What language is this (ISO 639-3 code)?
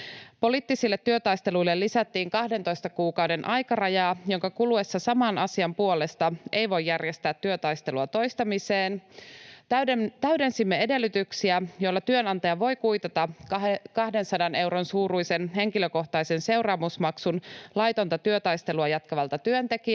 fin